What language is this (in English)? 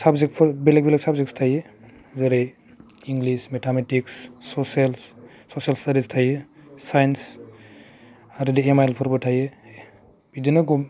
Bodo